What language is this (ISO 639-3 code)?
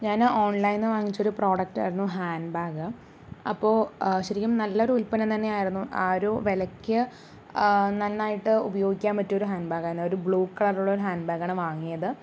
mal